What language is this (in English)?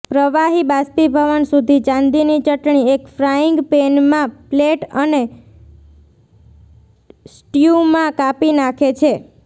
Gujarati